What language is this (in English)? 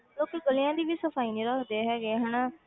Punjabi